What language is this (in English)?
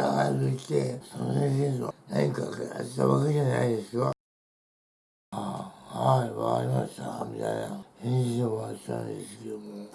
Japanese